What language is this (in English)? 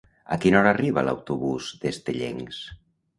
Catalan